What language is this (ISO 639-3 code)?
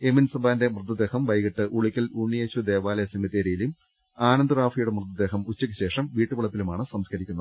mal